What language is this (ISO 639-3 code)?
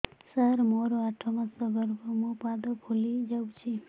ori